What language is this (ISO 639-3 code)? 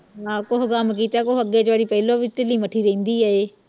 pan